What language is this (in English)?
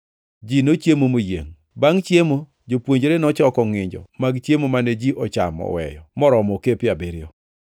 Luo (Kenya and Tanzania)